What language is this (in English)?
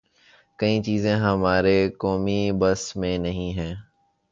Urdu